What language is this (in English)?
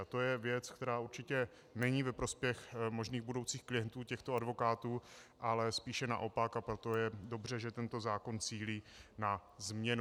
Czech